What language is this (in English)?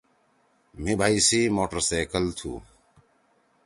Torwali